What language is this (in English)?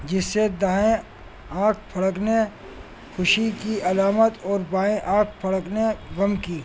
Urdu